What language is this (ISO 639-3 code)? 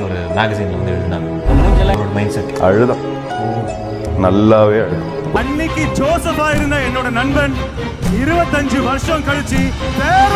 hin